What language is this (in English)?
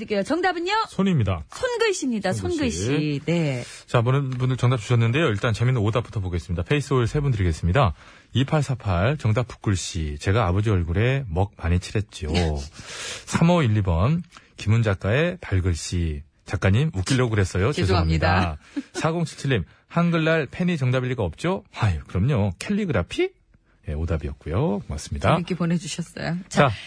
Korean